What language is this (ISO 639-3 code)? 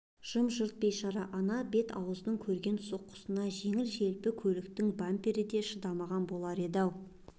kaz